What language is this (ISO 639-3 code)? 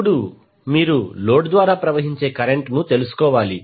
tel